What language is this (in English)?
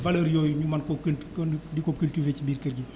Wolof